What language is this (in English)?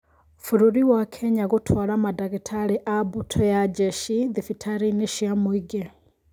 Kikuyu